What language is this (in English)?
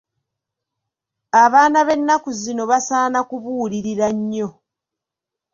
Ganda